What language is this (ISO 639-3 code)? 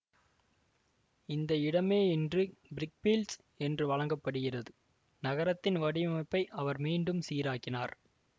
tam